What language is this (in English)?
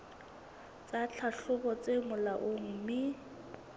Southern Sotho